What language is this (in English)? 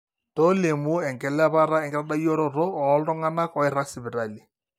Masai